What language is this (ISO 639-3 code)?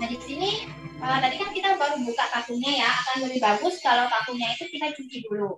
ind